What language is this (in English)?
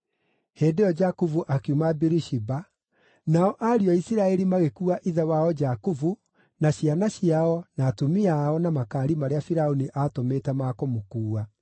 Kikuyu